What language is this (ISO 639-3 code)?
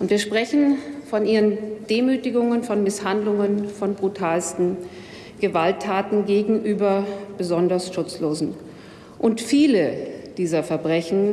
deu